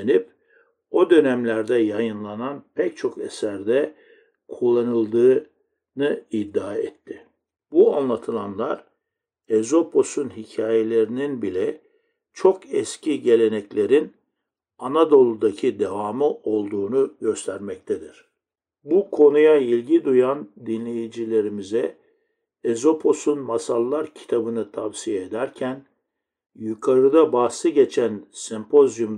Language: Turkish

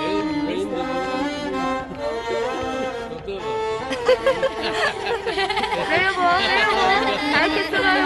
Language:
Turkish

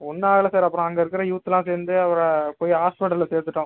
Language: Tamil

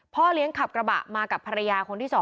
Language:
Thai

